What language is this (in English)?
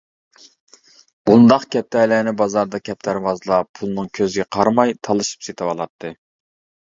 Uyghur